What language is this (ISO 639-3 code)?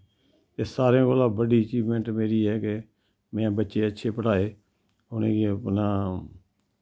doi